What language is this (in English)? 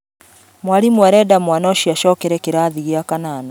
Kikuyu